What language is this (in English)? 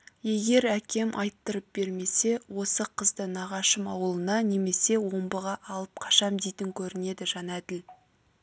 Kazakh